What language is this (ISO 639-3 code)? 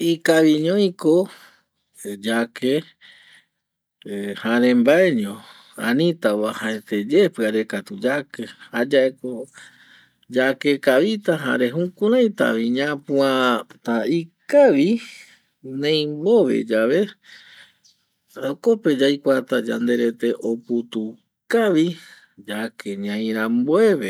gui